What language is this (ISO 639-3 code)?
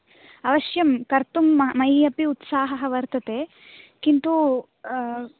san